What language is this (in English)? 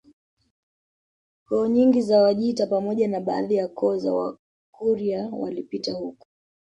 Swahili